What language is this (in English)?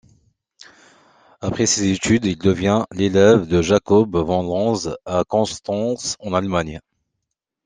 French